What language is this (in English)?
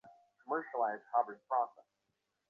Bangla